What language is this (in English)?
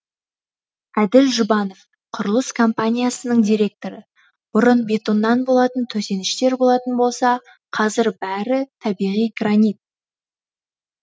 Kazakh